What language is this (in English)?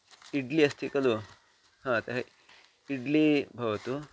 Sanskrit